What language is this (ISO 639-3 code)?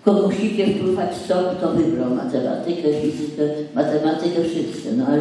pol